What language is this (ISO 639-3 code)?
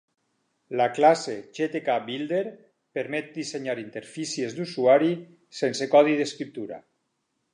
cat